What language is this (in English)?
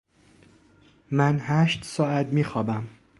Persian